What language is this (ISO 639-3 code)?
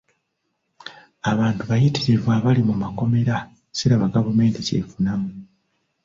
lug